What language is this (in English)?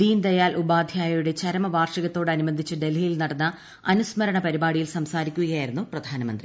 Malayalam